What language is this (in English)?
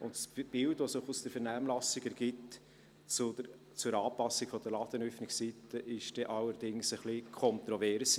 Swiss German